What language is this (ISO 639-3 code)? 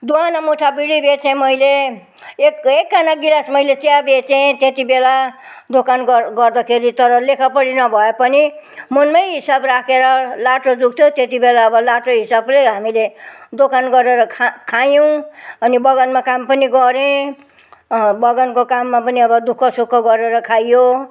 nep